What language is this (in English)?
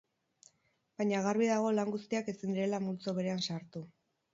Basque